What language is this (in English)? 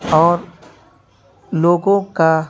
Urdu